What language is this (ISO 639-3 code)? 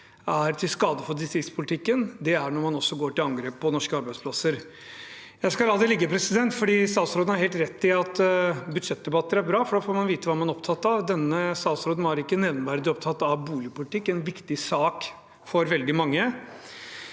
nor